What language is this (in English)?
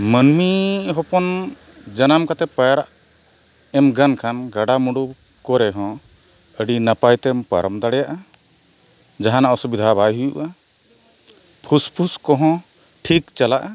Santali